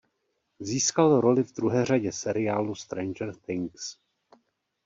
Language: Czech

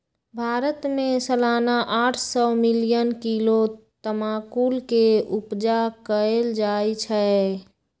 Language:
Magahi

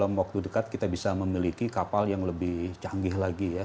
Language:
Indonesian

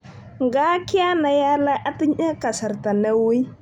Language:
Kalenjin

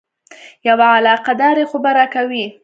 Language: Pashto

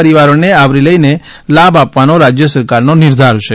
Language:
Gujarati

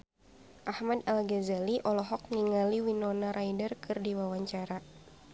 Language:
Sundanese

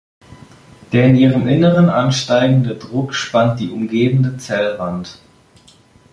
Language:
German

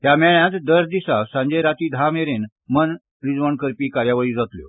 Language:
Konkani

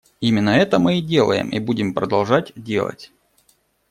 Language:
Russian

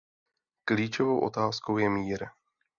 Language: Czech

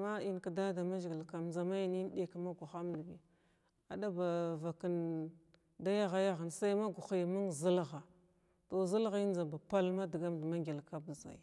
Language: Glavda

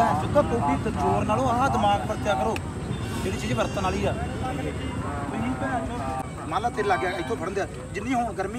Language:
Punjabi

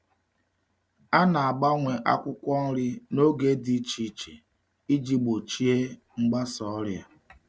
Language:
Igbo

